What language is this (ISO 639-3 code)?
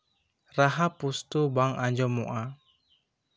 sat